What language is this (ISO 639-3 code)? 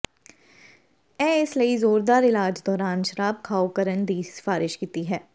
pan